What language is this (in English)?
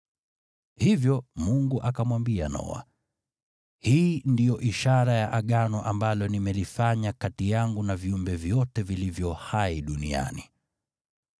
Swahili